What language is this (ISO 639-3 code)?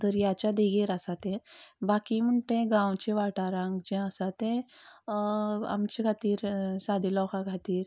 kok